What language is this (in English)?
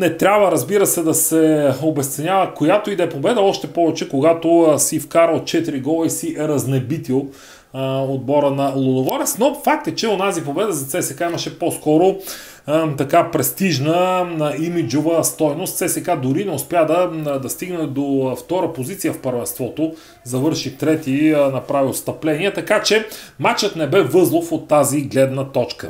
Bulgarian